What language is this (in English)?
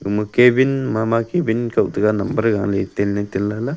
Wancho Naga